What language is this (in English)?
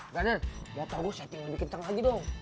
Indonesian